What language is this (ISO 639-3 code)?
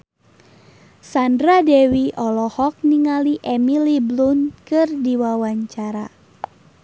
sun